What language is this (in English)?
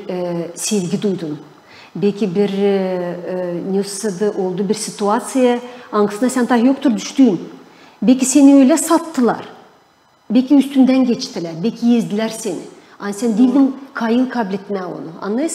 Turkish